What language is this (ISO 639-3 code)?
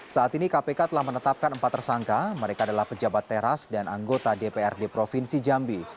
ind